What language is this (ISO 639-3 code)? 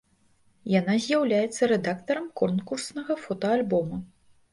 bel